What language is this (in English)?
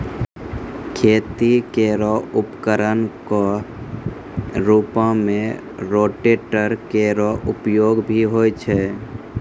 Maithili